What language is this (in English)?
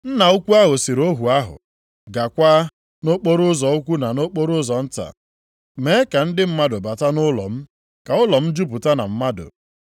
Igbo